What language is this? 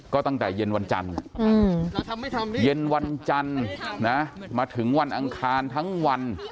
Thai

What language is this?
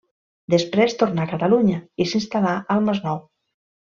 Catalan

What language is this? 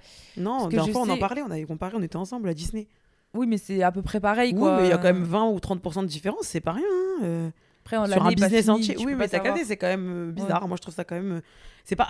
French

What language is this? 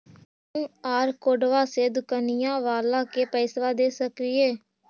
Magahi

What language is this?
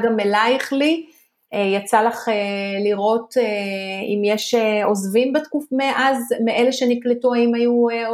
Hebrew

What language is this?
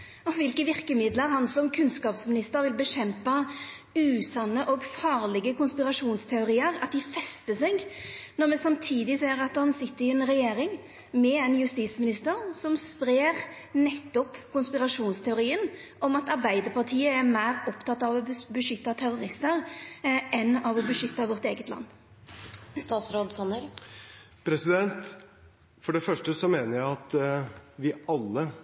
Norwegian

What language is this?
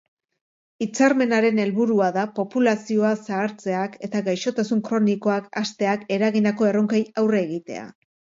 Basque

